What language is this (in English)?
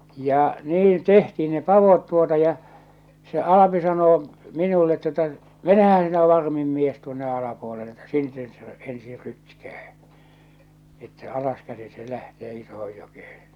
Finnish